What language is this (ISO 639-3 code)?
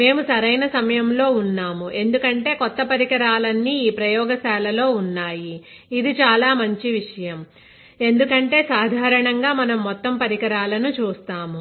tel